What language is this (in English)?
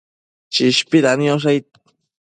Matsés